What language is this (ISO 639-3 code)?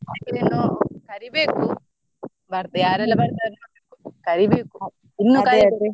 kan